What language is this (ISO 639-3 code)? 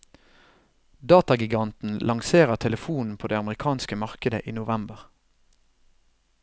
nor